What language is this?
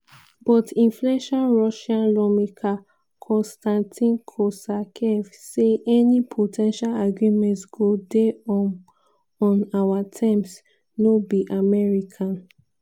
Nigerian Pidgin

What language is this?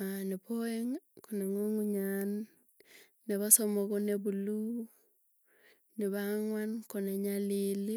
Tugen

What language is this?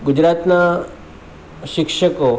Gujarati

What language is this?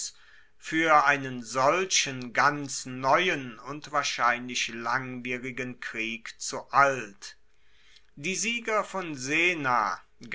German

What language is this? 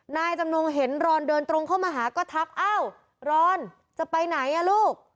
Thai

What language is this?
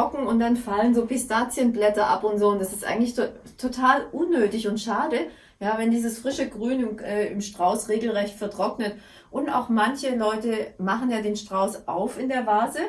German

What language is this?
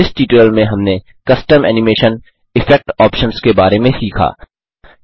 Hindi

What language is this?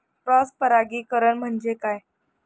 Marathi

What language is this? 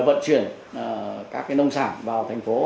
Vietnamese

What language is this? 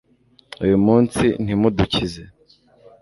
Kinyarwanda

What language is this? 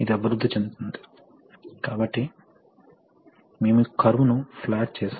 Telugu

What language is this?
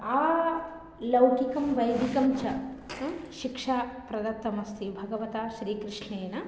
Sanskrit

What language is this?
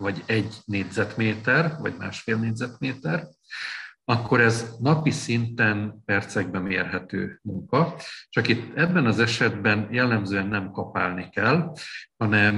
Hungarian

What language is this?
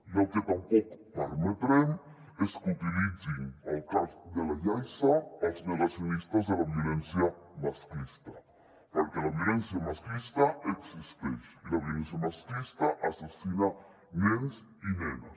Catalan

